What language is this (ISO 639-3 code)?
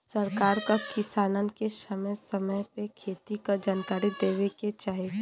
bho